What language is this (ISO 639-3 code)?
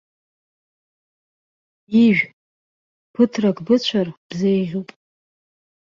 abk